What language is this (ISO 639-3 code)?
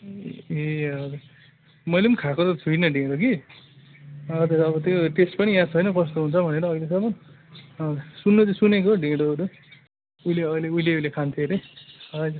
nep